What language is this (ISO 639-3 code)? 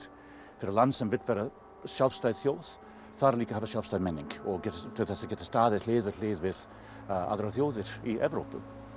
isl